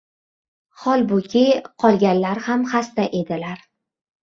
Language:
Uzbek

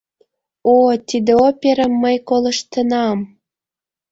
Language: Mari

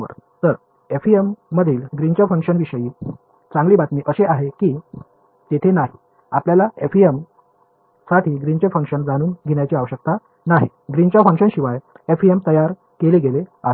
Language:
Marathi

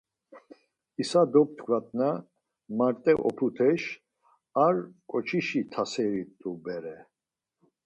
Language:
Laz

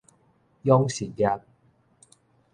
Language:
Min Nan Chinese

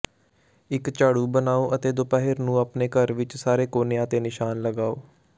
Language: Punjabi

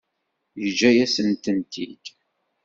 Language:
Kabyle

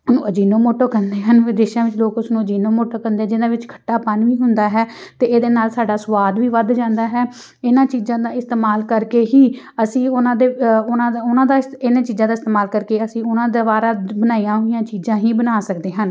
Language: Punjabi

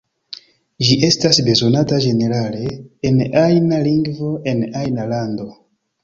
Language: Esperanto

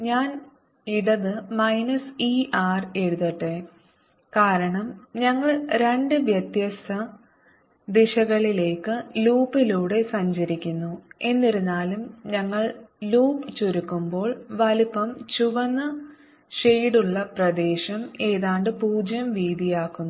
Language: Malayalam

